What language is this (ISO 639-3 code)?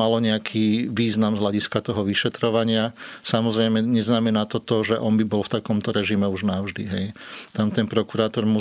slk